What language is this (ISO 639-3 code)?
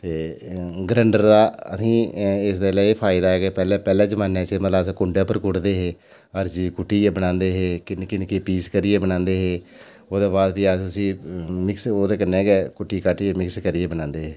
doi